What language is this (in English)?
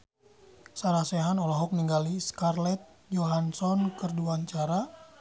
Sundanese